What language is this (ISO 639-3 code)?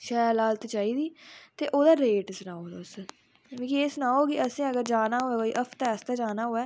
doi